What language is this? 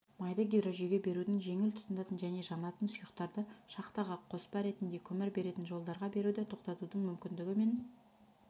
Kazakh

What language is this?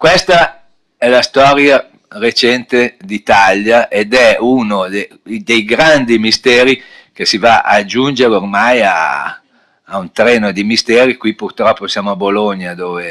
Italian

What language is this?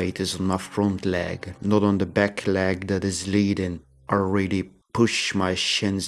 English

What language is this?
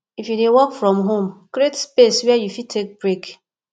Nigerian Pidgin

